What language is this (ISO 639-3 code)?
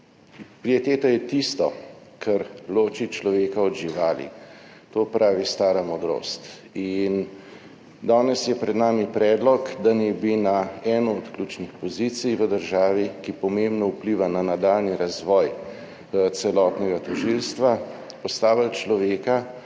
slv